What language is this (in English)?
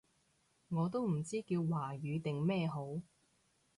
Cantonese